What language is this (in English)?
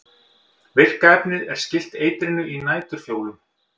Icelandic